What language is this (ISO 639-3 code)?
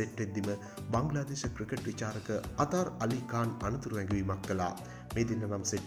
ind